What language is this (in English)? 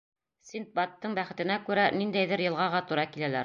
Bashkir